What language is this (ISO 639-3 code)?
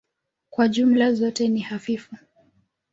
swa